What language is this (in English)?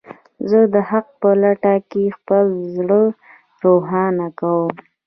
Pashto